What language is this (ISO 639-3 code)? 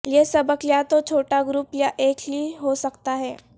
urd